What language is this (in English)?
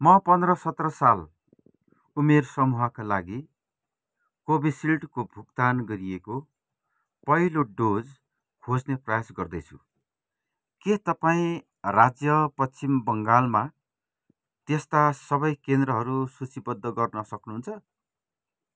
Nepali